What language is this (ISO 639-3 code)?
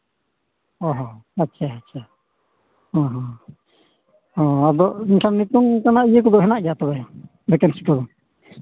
sat